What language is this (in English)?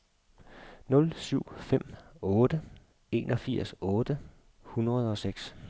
Danish